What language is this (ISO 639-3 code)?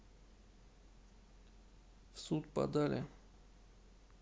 rus